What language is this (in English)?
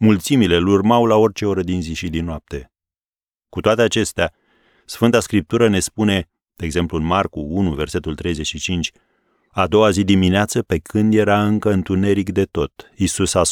Romanian